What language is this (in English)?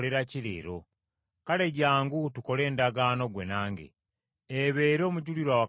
Ganda